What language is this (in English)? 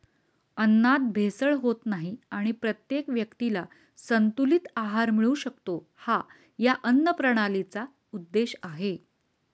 Marathi